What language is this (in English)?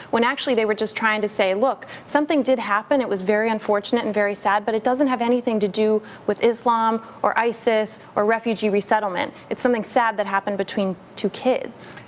English